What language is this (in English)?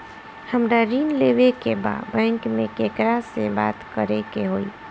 Bhojpuri